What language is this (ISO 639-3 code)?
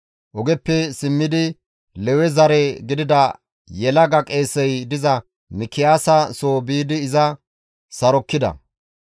gmv